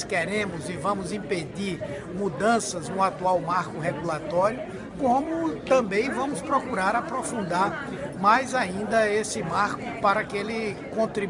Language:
Portuguese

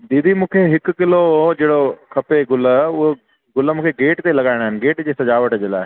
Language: Sindhi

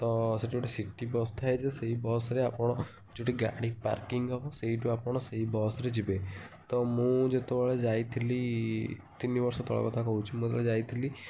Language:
Odia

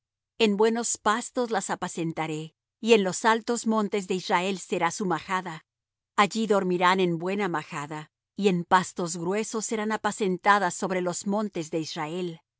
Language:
Spanish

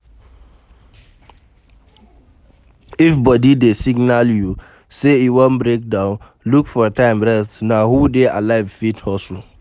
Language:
Nigerian Pidgin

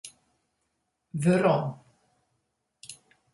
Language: Western Frisian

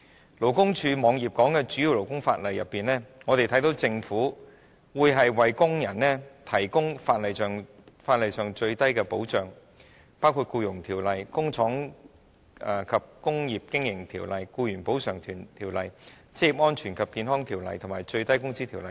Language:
Cantonese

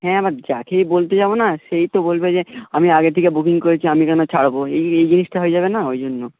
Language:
Bangla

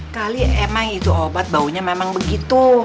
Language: Indonesian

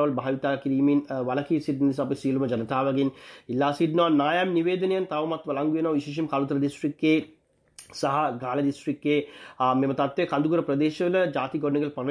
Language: Hindi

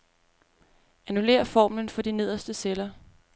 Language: Danish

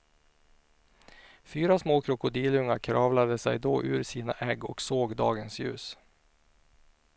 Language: Swedish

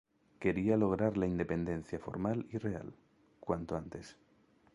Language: Spanish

